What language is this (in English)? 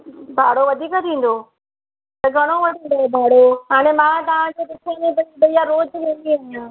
Sindhi